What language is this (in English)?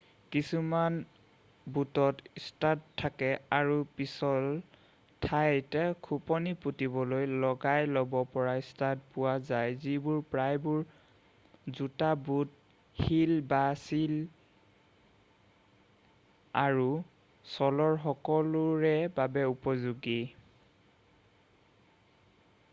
Assamese